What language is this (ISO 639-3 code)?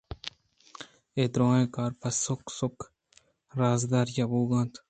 bgp